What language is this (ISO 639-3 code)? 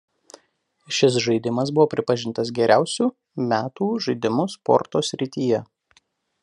lit